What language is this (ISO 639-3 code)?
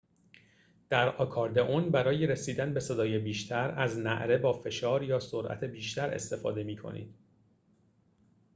fas